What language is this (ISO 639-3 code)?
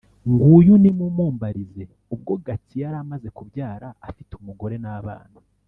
kin